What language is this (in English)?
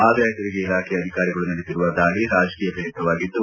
Kannada